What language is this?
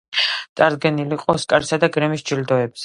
Georgian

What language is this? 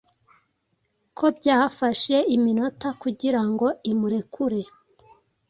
Kinyarwanda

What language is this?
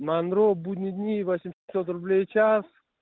Russian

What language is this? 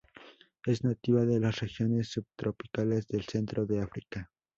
Spanish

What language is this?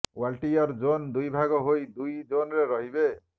Odia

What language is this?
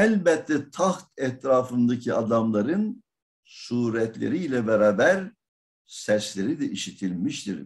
Turkish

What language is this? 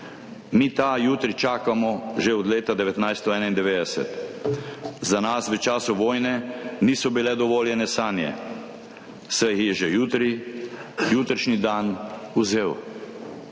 Slovenian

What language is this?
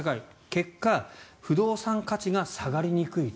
Japanese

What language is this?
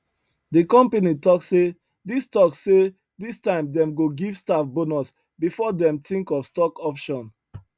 Nigerian Pidgin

